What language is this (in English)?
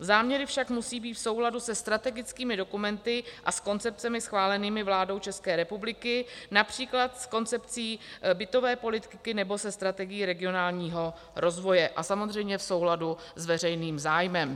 Czech